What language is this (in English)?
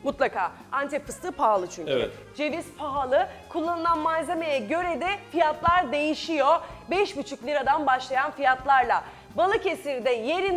Turkish